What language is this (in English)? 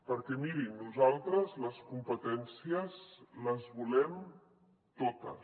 Catalan